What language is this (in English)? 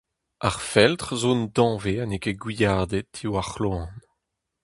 Breton